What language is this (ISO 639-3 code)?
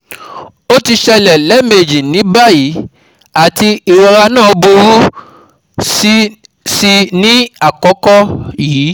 yor